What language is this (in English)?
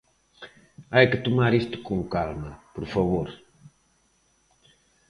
Galician